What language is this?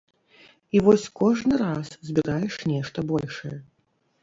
Belarusian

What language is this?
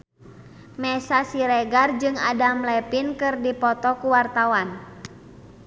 Sundanese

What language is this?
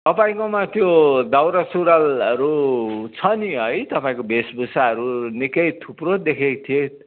Nepali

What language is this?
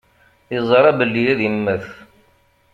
Kabyle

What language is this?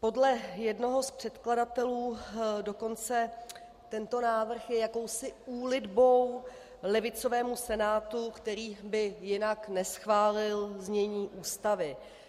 Czech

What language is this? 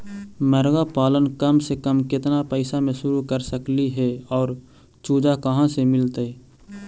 Magahi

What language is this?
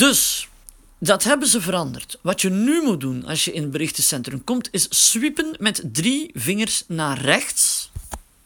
Dutch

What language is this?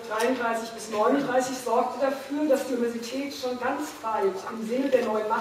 German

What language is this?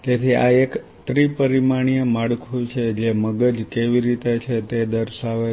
Gujarati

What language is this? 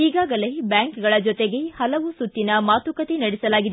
Kannada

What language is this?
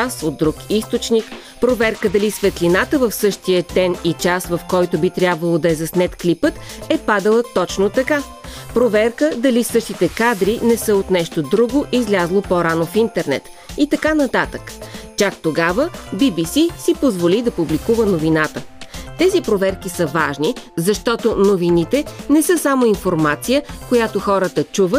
Bulgarian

